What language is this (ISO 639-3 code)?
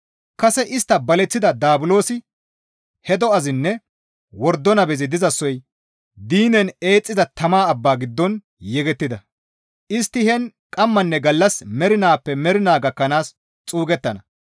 gmv